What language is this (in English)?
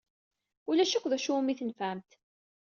Kabyle